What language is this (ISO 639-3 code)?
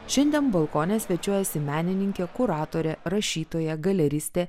lit